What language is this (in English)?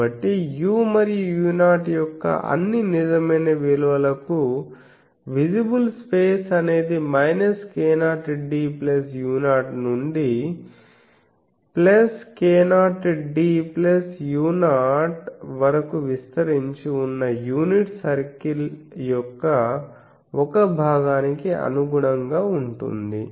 Telugu